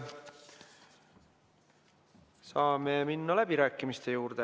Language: Estonian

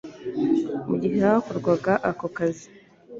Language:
Kinyarwanda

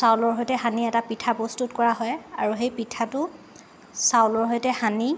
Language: Assamese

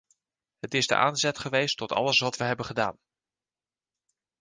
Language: Dutch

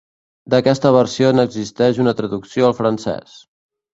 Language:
Catalan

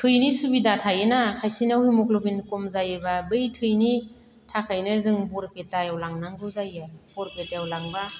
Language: Bodo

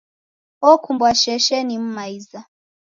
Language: Taita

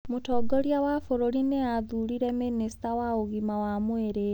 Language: Kikuyu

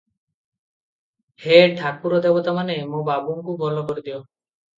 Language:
Odia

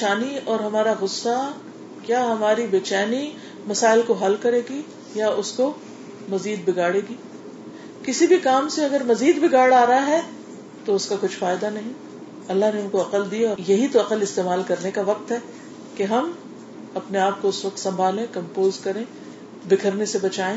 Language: Urdu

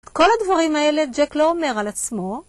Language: Hebrew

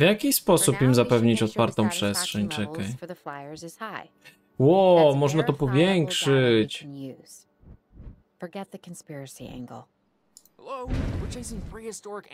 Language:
Polish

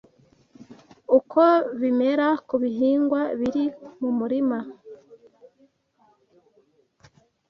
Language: Kinyarwanda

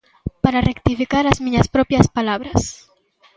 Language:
Galician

